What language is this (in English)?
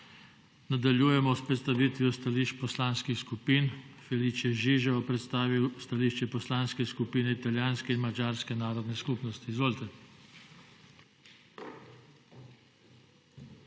Slovenian